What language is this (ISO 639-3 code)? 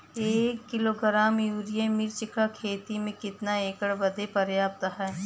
bho